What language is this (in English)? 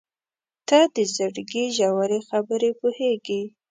Pashto